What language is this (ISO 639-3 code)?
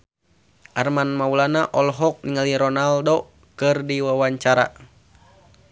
sun